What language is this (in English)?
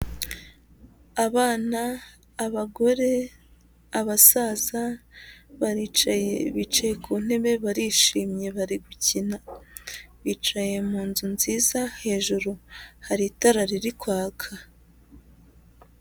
Kinyarwanda